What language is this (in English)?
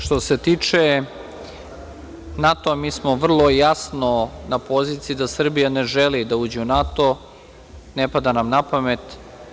Serbian